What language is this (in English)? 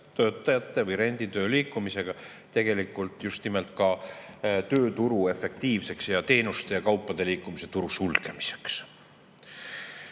Estonian